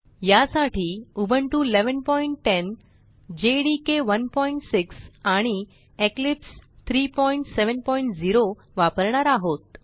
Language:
Marathi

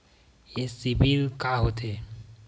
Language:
Chhattisgarhi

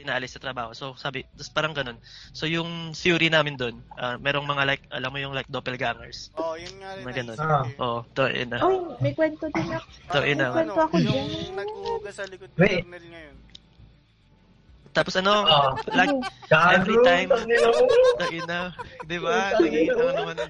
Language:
Filipino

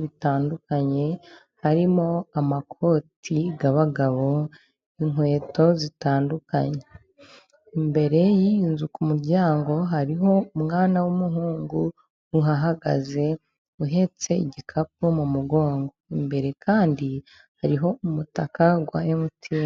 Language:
Kinyarwanda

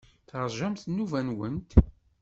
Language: Kabyle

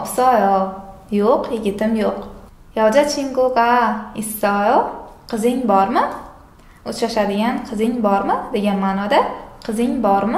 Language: Korean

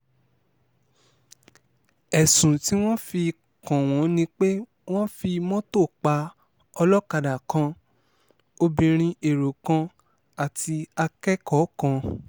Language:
Yoruba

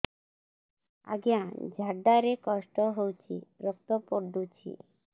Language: Odia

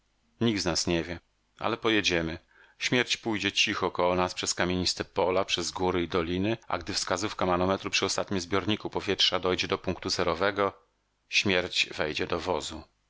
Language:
Polish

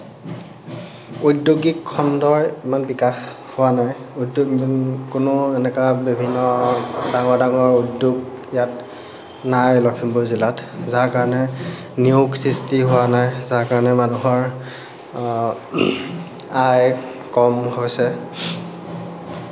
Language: Assamese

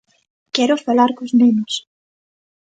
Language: Galician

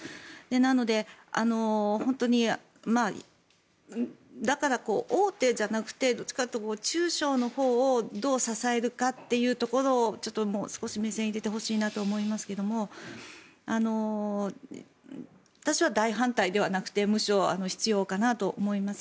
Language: Japanese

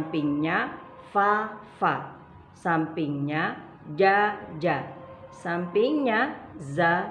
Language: Indonesian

